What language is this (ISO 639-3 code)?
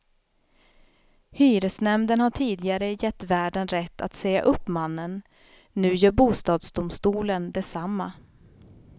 swe